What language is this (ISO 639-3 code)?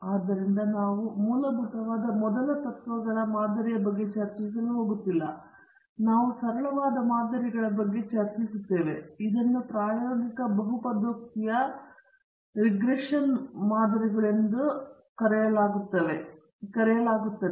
kan